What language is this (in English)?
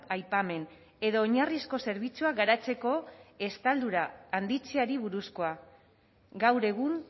Basque